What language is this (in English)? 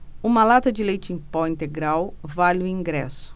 Portuguese